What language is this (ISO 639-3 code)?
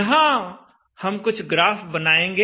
hin